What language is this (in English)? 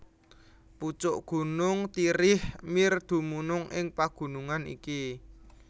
Javanese